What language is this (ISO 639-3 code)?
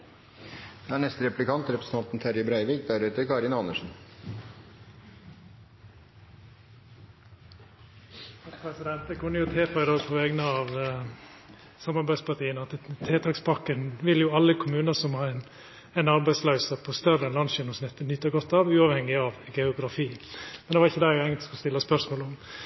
nno